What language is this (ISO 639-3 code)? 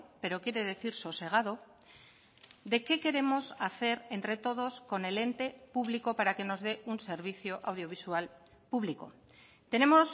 spa